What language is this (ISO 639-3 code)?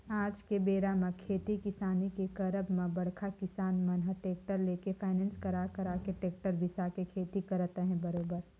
hne